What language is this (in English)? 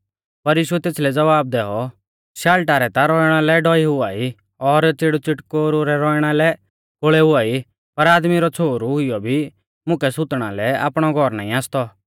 Mahasu Pahari